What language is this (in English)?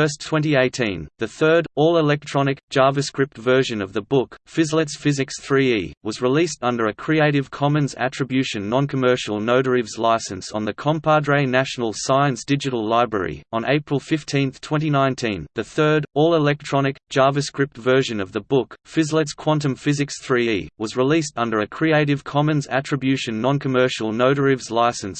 English